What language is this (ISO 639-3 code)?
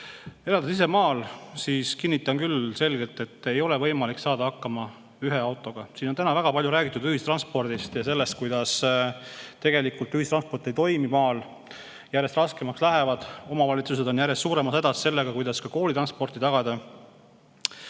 est